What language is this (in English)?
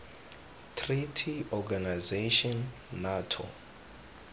Tswana